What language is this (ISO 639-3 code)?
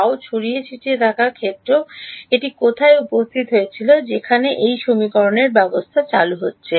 ben